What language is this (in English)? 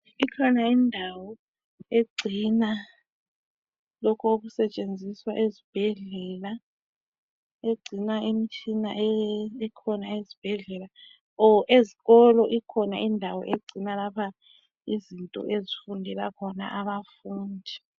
North Ndebele